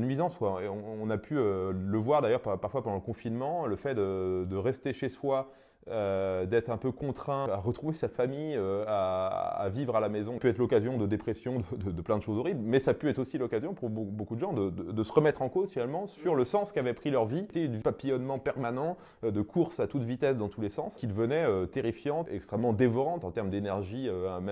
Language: French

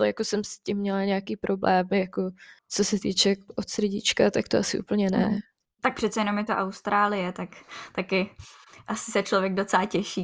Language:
Czech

